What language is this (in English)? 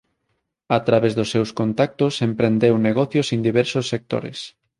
Galician